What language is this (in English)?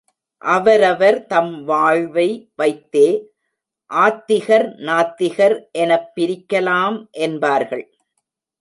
Tamil